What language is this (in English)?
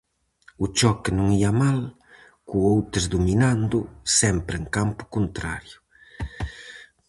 Galician